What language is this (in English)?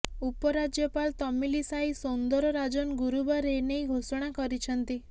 Odia